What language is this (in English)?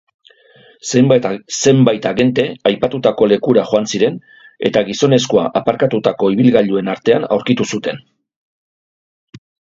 Basque